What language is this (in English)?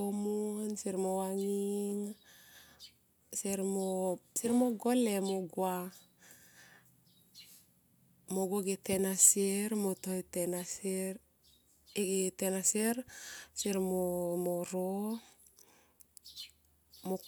Tomoip